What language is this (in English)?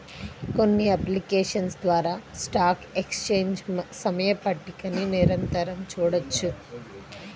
Telugu